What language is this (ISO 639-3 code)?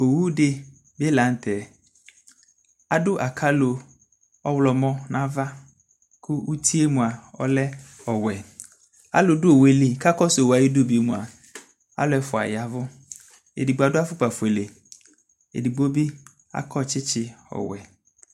kpo